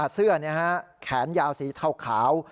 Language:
Thai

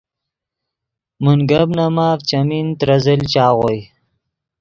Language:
Yidgha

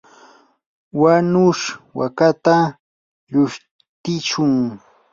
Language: Yanahuanca Pasco Quechua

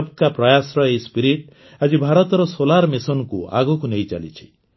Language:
Odia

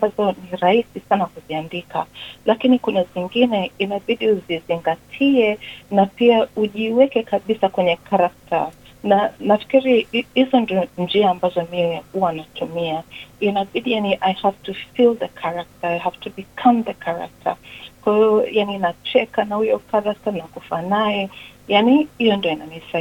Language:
Swahili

